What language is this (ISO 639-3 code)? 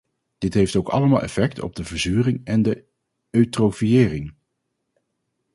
nld